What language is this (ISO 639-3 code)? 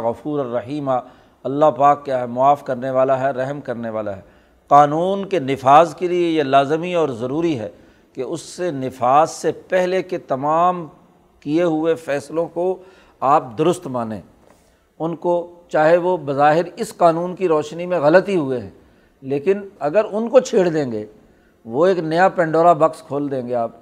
urd